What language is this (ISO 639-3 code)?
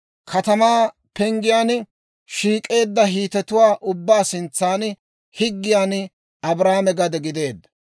dwr